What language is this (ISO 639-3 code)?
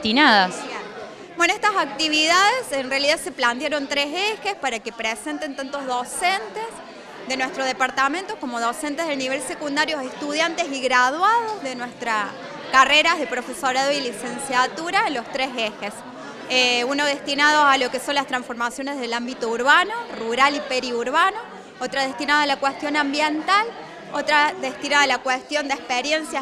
spa